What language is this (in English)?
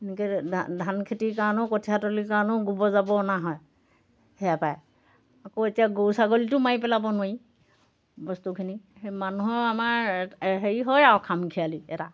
Assamese